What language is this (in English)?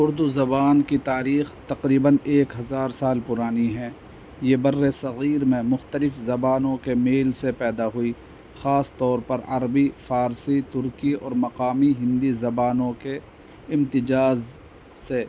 Urdu